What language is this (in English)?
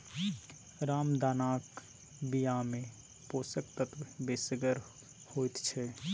Maithili